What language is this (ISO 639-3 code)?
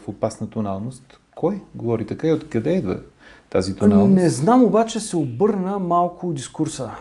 bul